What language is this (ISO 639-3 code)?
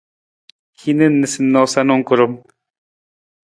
nmz